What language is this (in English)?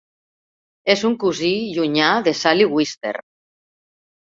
Catalan